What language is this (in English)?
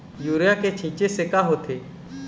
Chhattisgarhi